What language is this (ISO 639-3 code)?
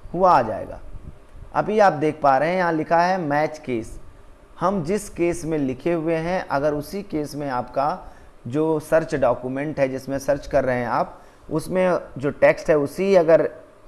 hin